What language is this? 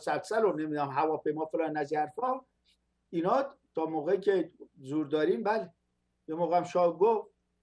Persian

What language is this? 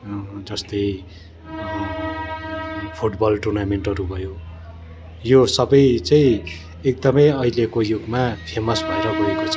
Nepali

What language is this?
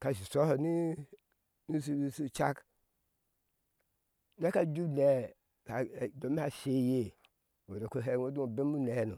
Ashe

